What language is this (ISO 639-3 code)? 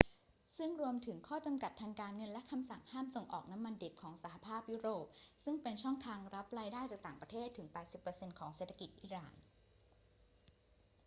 tha